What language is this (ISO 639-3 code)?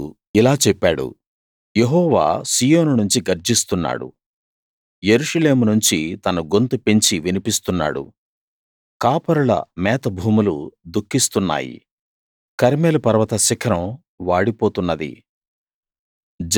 tel